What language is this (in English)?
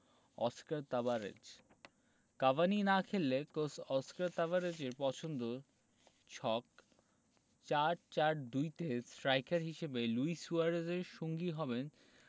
Bangla